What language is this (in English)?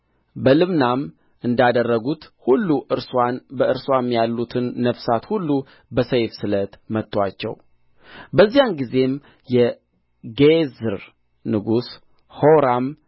Amharic